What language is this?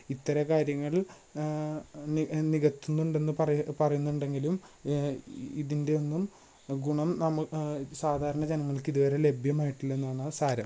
Malayalam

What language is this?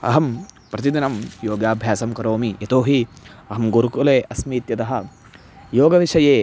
Sanskrit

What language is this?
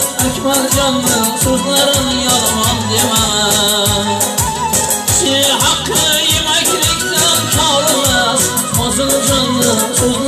Turkish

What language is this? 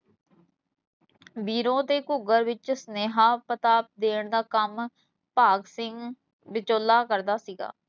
Punjabi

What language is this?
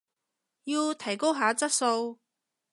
Cantonese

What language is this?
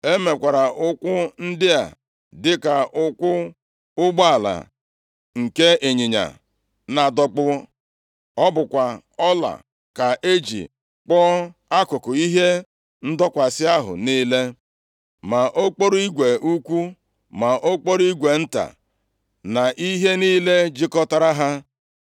Igbo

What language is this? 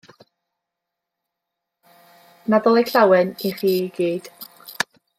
Welsh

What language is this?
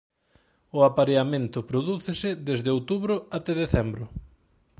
Galician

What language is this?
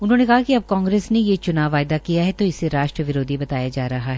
Hindi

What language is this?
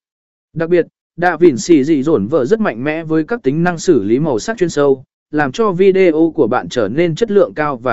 Vietnamese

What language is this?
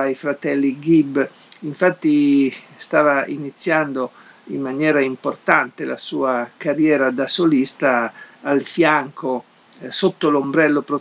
Italian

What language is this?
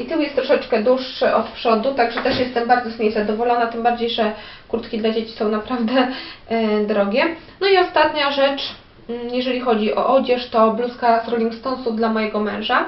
Polish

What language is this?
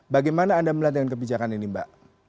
Indonesian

